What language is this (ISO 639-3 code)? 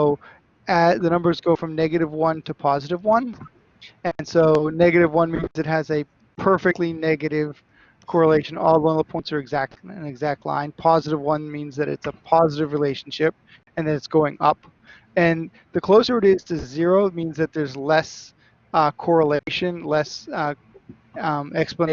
eng